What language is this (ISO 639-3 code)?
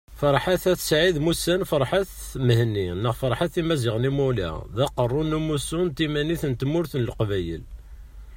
kab